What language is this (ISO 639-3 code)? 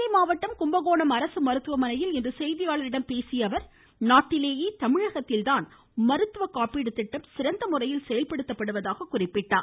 tam